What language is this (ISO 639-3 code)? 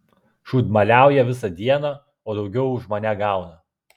lit